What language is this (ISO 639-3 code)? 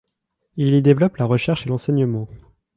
fra